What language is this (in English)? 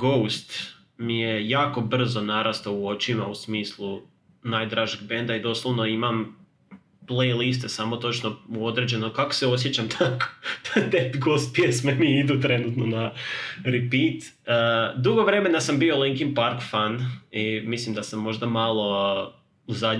Croatian